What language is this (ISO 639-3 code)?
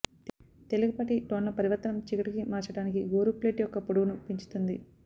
tel